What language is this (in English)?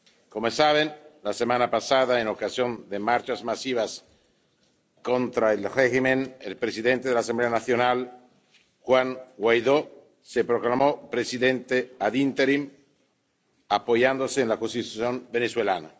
Spanish